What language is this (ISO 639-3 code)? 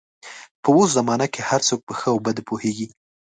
pus